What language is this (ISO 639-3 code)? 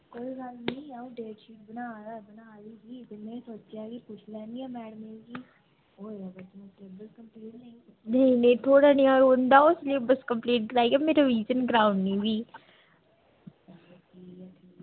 doi